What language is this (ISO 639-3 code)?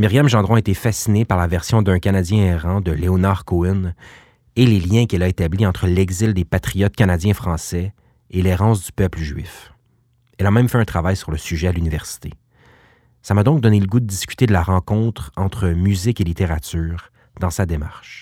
fra